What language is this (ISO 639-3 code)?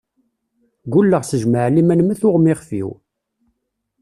kab